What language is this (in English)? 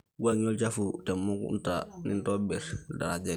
Masai